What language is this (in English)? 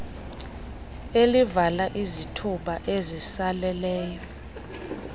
Xhosa